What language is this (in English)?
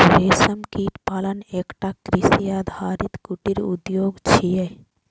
Maithili